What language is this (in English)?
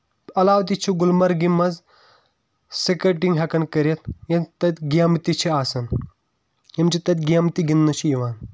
Kashmiri